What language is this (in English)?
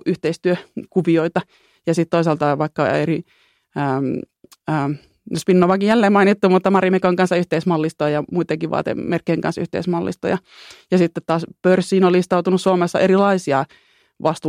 Finnish